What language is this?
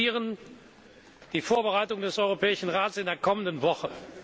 German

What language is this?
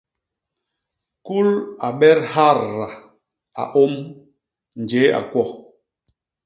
Basaa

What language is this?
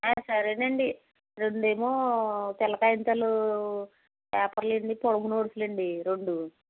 Telugu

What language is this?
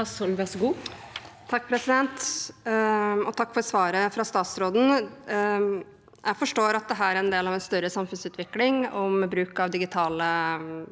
Norwegian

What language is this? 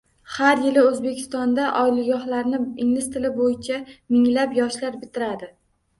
Uzbek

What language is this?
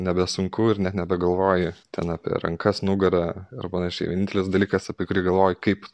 Lithuanian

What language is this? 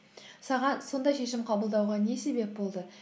Kazakh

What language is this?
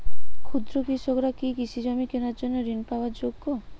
Bangla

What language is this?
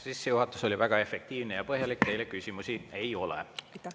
Estonian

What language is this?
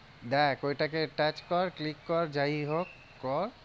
Bangla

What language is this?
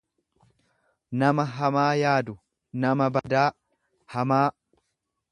Oromo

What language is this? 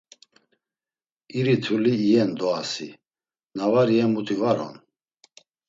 Laz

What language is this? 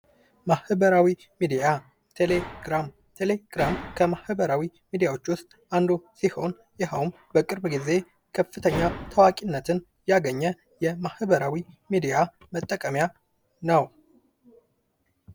Amharic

